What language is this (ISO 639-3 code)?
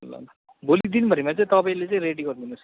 nep